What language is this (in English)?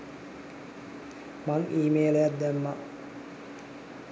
Sinhala